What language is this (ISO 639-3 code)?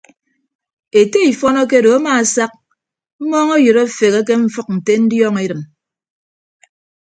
ibb